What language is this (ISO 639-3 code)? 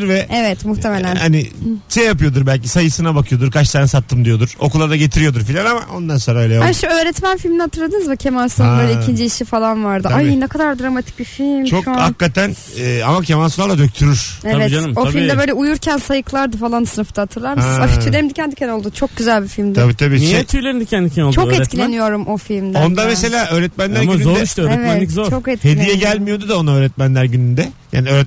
tur